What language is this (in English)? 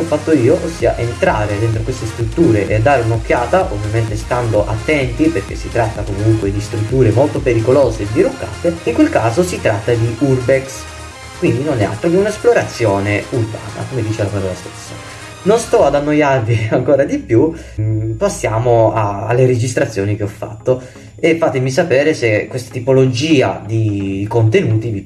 Italian